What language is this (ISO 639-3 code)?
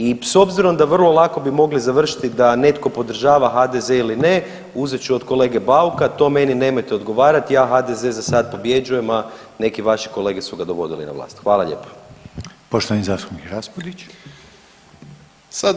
hrv